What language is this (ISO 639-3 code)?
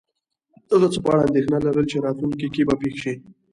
pus